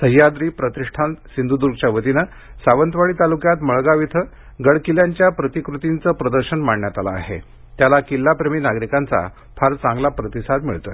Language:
Marathi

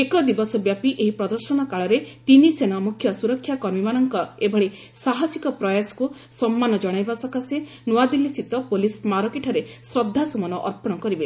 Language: Odia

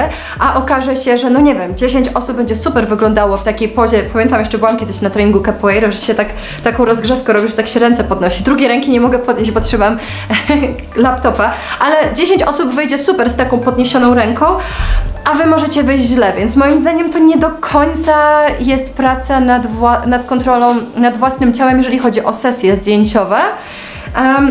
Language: Polish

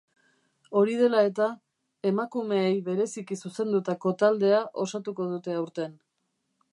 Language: Basque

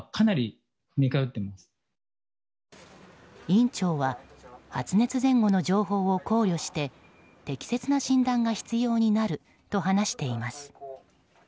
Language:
Japanese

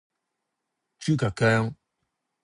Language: Cantonese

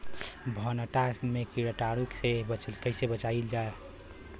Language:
Bhojpuri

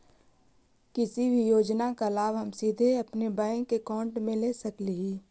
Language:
Magahi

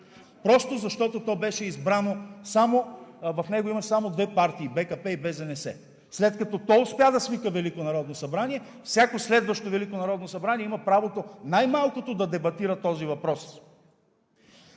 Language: Bulgarian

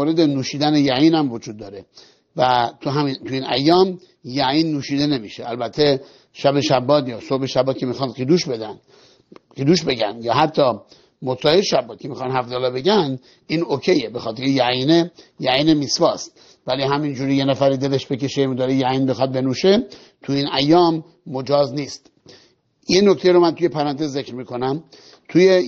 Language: Persian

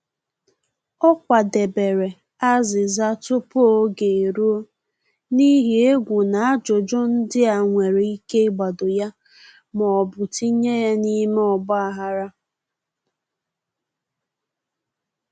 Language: Igbo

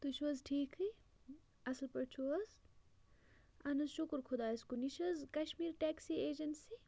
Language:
Kashmiri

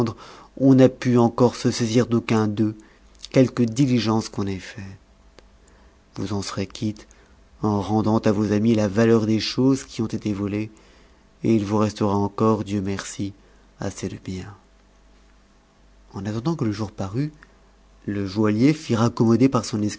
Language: French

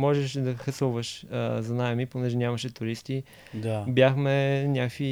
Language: Bulgarian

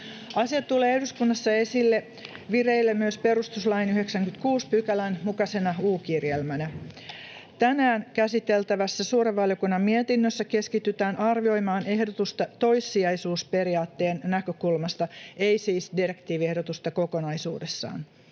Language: Finnish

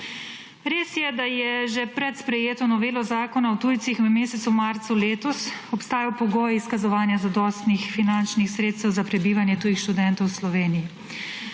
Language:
Slovenian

